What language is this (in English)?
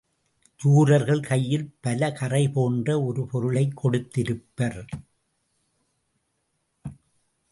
Tamil